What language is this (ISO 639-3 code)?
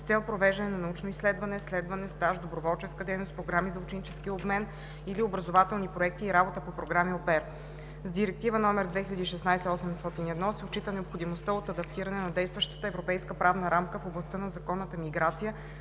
bul